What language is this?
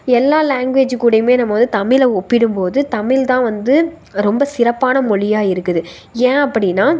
Tamil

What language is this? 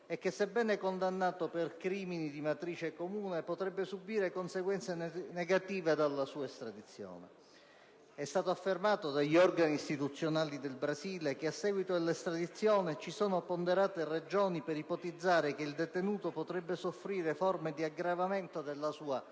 Italian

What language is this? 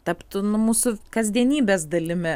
Lithuanian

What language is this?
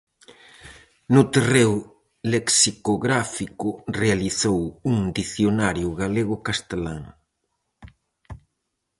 Galician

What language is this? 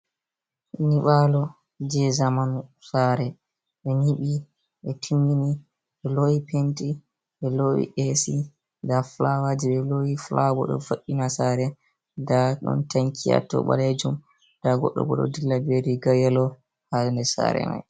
Fula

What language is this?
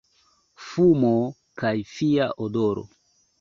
Esperanto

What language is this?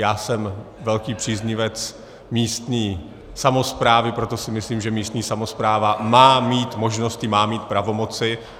Czech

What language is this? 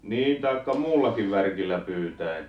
Finnish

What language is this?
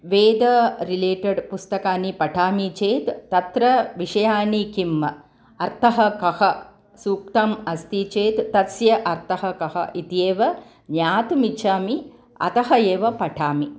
Sanskrit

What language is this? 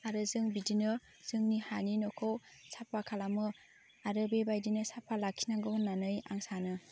Bodo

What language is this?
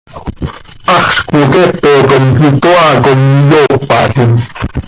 Seri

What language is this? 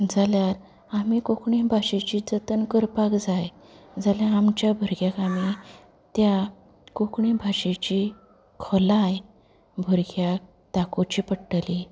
Konkani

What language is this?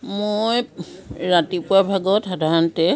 Assamese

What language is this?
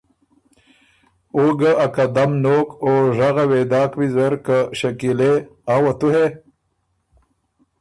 Ormuri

